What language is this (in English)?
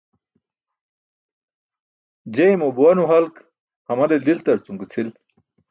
Burushaski